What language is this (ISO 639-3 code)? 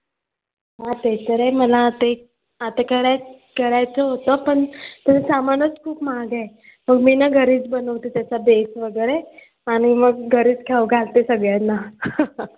mar